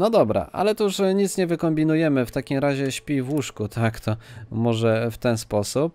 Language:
Polish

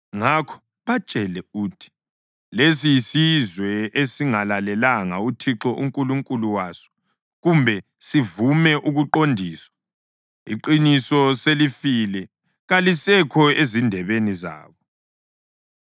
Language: North Ndebele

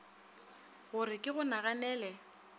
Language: Northern Sotho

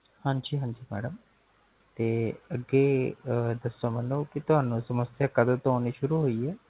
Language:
Punjabi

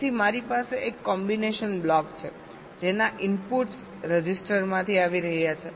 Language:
Gujarati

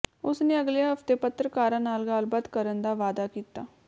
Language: Punjabi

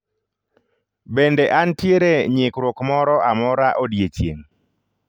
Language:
Luo (Kenya and Tanzania)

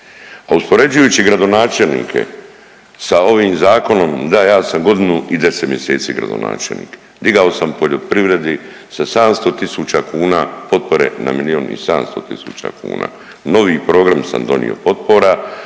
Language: Croatian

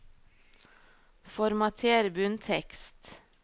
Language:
Norwegian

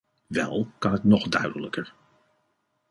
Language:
Dutch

